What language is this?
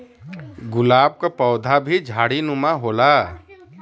Bhojpuri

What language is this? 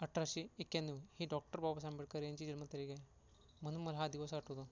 Marathi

